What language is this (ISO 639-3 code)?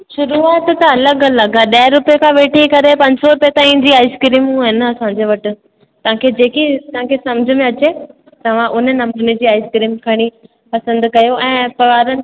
snd